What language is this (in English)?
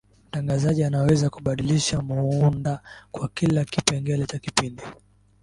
Swahili